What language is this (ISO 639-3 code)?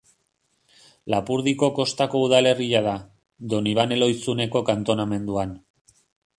eus